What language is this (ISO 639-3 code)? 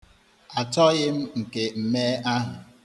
ibo